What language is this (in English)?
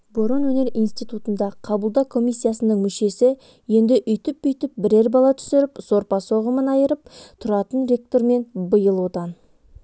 Kazakh